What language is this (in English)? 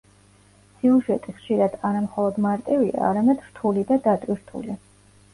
Georgian